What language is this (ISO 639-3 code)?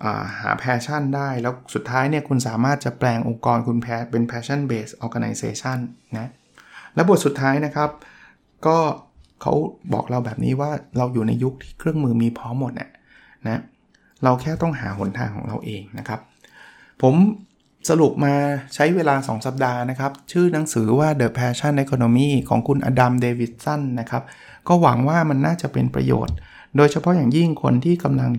tha